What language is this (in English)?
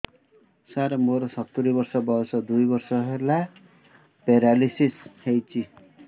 Odia